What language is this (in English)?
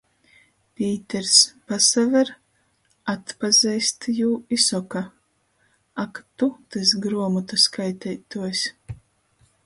Latgalian